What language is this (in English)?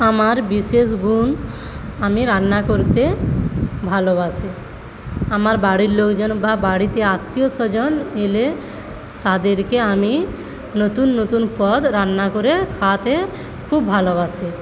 Bangla